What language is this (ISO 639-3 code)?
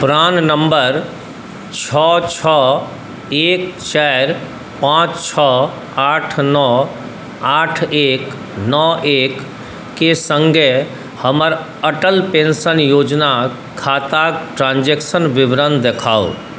mai